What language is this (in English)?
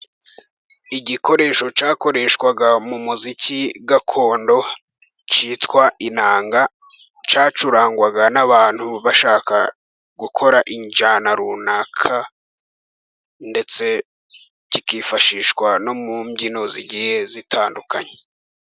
Kinyarwanda